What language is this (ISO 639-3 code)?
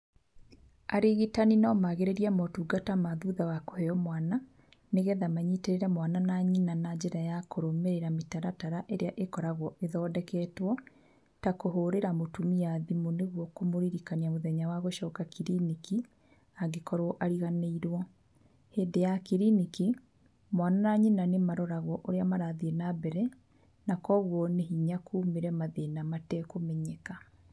kik